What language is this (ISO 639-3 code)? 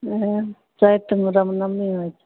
mai